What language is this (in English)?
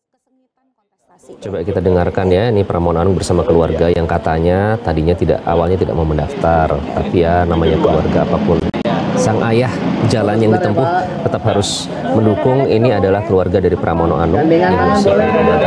Indonesian